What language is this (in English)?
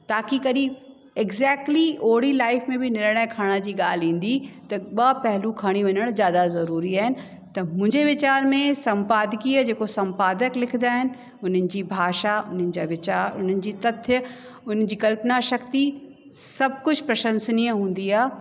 Sindhi